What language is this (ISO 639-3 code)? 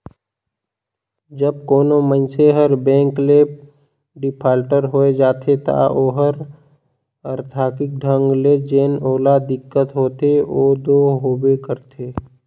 hne